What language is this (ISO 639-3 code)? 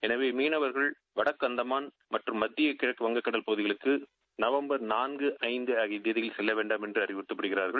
tam